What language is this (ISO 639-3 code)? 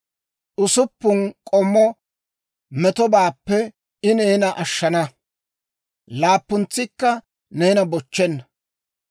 dwr